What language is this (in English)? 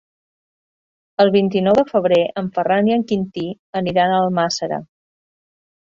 Catalan